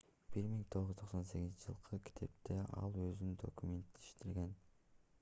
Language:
Kyrgyz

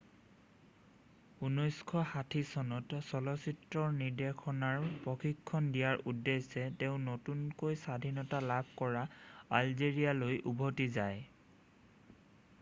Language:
Assamese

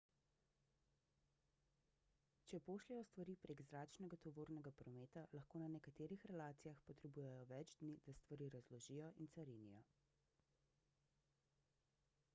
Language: Slovenian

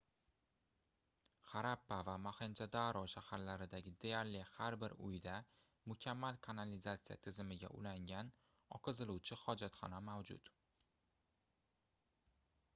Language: Uzbek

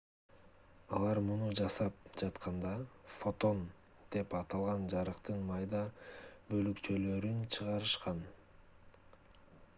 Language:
Kyrgyz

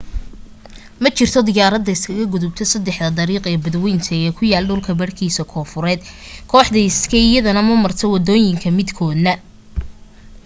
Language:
Somali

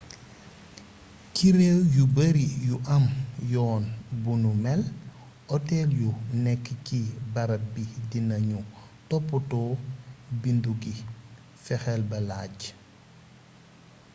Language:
Wolof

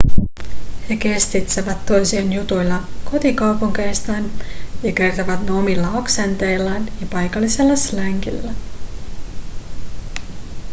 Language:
Finnish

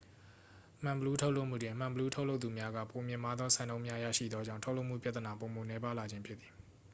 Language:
Burmese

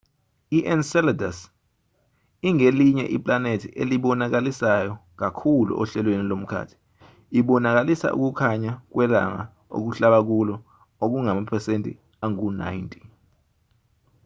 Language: Zulu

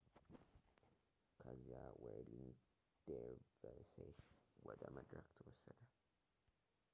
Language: Amharic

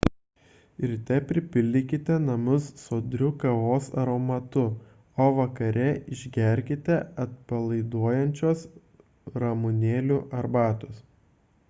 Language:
Lithuanian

